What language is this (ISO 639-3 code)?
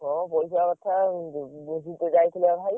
ori